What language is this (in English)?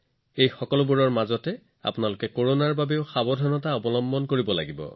Assamese